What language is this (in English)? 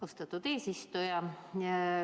Estonian